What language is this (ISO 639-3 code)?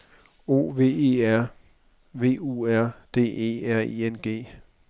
dan